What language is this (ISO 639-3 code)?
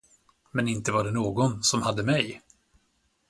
swe